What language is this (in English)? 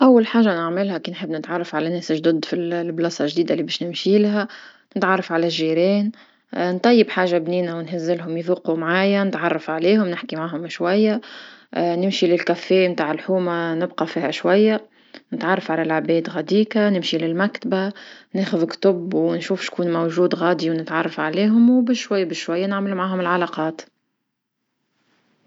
Tunisian Arabic